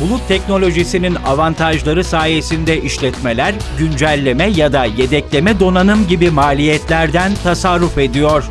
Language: Turkish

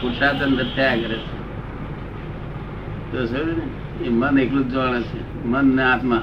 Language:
Gujarati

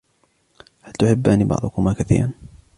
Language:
Arabic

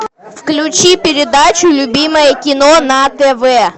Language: Russian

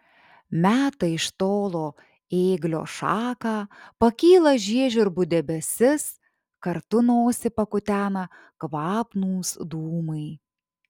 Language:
Lithuanian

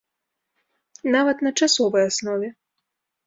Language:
Belarusian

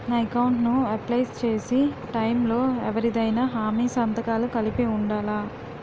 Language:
Telugu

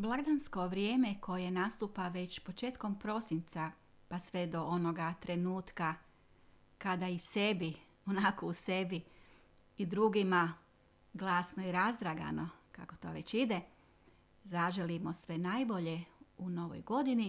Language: Croatian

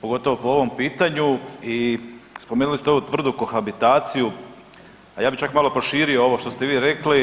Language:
Croatian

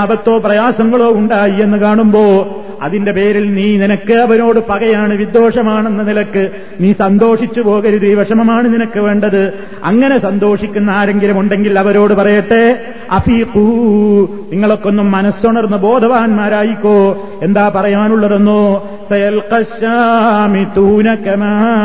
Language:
Malayalam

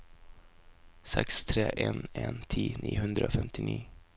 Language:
Norwegian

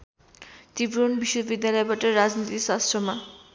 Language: Nepali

